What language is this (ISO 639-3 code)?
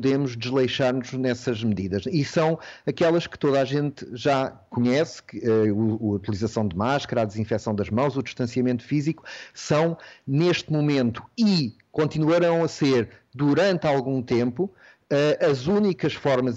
por